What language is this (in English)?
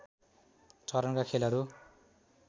Nepali